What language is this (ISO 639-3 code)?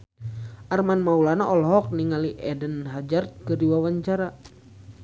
sun